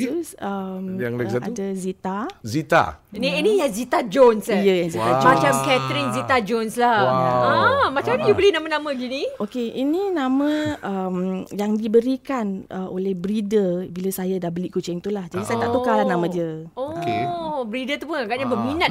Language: Malay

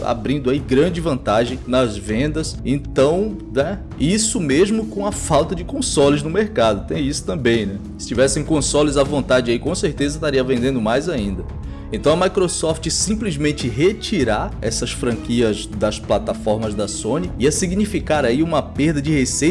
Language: Portuguese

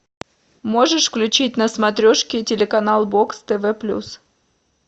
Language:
Russian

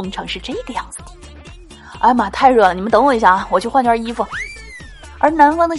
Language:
Chinese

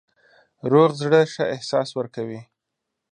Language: Pashto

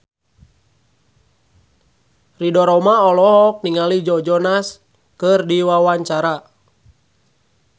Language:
Sundanese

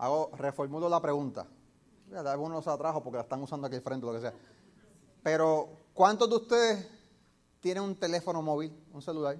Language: Spanish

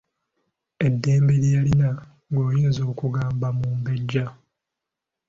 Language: Ganda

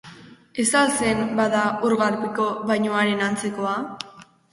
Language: Basque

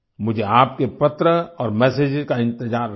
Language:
Hindi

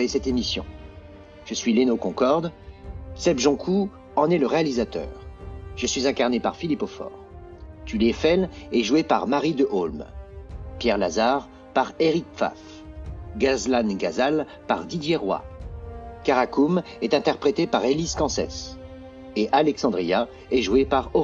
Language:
French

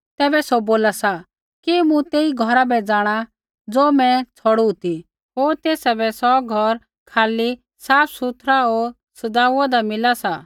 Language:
Kullu Pahari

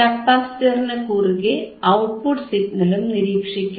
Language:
Malayalam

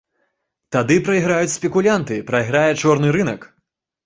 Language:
Belarusian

